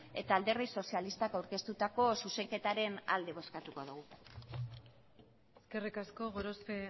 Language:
Basque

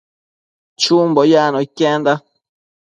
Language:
Matsés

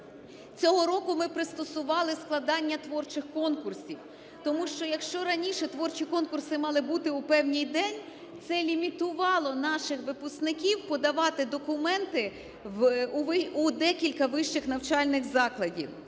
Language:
Ukrainian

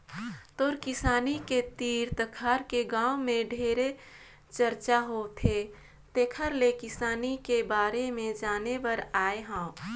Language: Chhattisgarhi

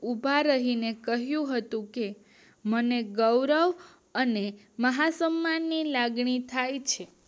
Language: Gujarati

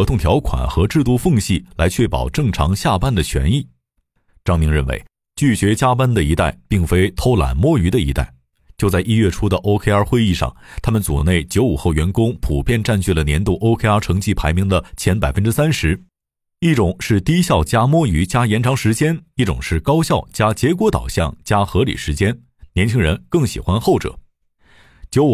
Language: Chinese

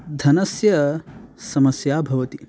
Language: Sanskrit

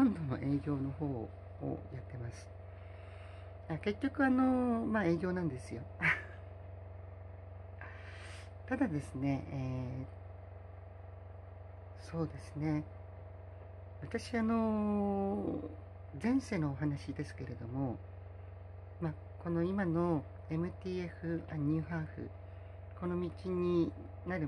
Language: Japanese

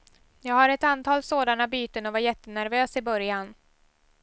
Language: Swedish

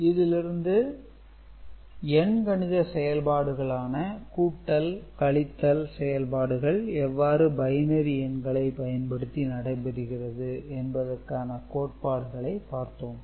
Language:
Tamil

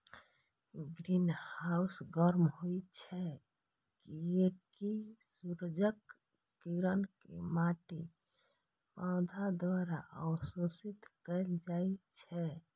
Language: Maithili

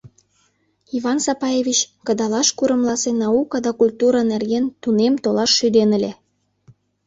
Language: Mari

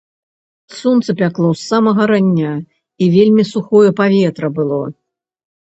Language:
Belarusian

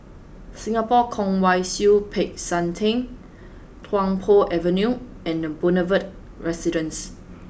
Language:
English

